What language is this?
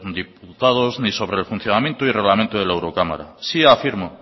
Spanish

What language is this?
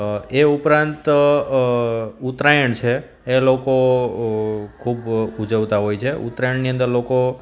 Gujarati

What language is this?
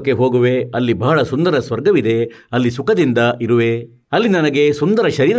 Kannada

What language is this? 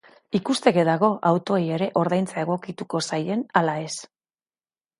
Basque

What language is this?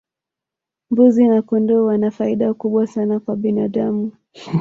Swahili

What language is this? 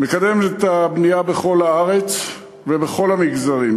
Hebrew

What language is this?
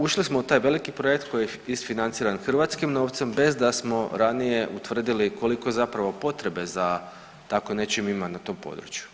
Croatian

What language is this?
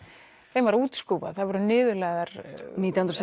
Icelandic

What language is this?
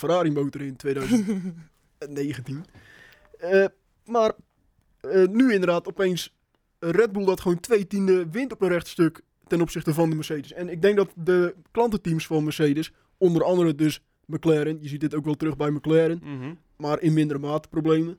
Dutch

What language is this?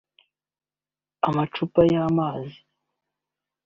Kinyarwanda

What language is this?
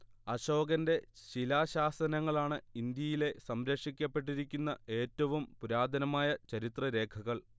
Malayalam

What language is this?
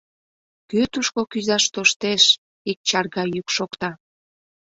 Mari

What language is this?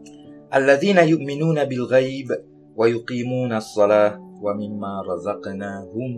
Malay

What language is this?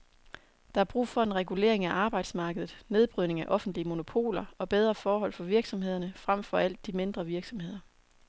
Danish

